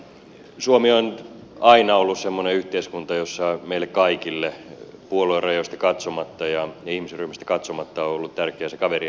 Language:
Finnish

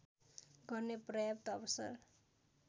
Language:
Nepali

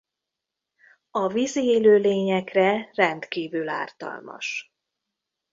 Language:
Hungarian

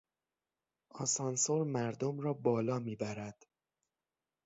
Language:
Persian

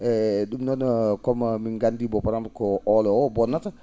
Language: Fula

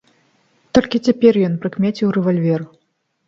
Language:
Belarusian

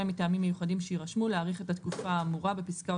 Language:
Hebrew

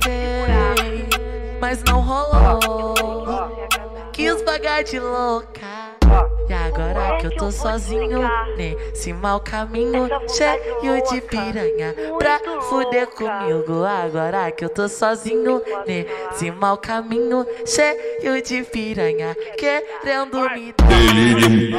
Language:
Portuguese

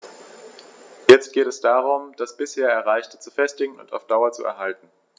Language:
German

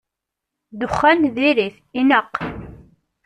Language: Kabyle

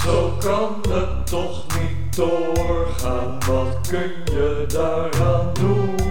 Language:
Dutch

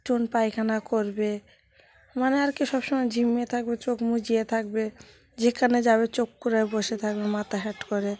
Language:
Bangla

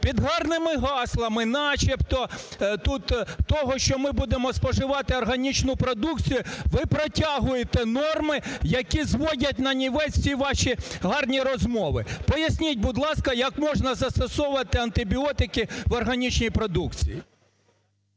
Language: Ukrainian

